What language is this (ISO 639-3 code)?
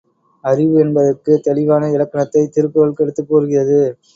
tam